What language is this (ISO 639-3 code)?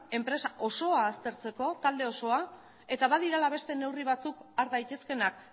eus